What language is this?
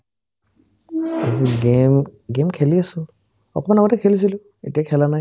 Assamese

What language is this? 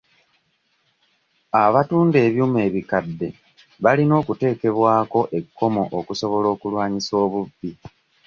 Ganda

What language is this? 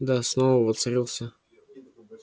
Russian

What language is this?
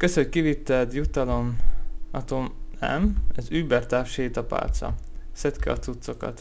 Hungarian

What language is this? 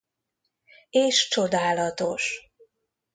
Hungarian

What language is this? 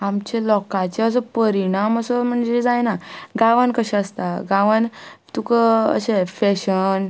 Konkani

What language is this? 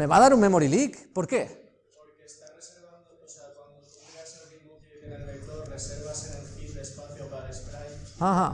Spanish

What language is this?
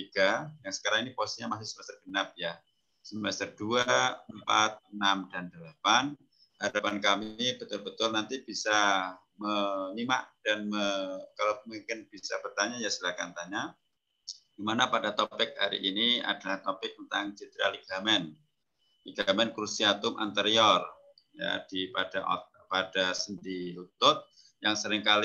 Indonesian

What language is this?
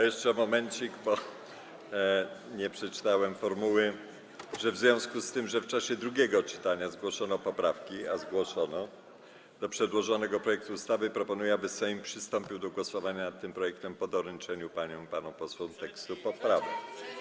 Polish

